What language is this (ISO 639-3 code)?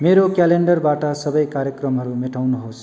nep